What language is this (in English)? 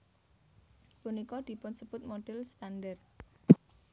Javanese